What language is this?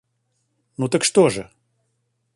Russian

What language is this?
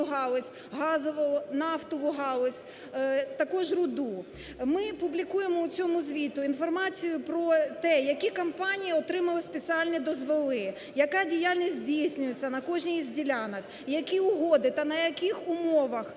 Ukrainian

